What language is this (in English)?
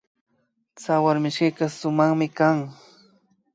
Imbabura Highland Quichua